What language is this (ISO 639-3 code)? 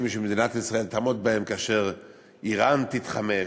heb